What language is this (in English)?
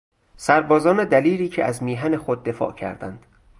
Persian